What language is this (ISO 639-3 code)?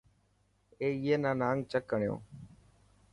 mki